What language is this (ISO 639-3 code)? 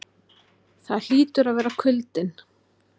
isl